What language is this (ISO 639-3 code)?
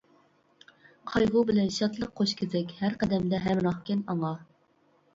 uig